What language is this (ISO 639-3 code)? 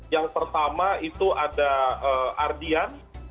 ind